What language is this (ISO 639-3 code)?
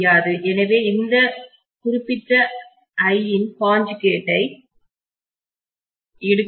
tam